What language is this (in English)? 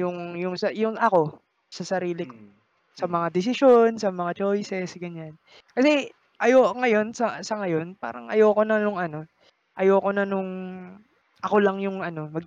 Filipino